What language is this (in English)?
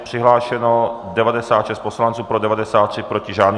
Czech